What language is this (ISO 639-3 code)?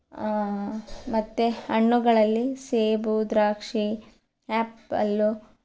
kan